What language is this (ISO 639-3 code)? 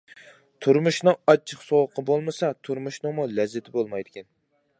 uig